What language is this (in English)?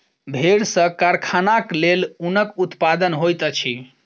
Maithili